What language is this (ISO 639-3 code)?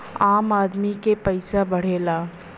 bho